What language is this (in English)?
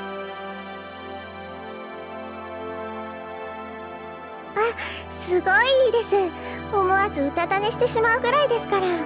Japanese